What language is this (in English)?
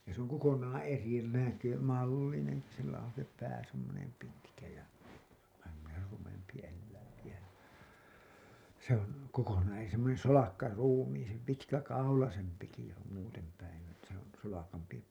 Finnish